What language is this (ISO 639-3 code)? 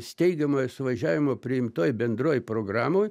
lit